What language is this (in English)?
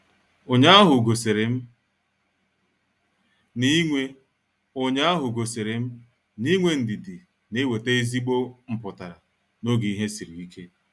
Igbo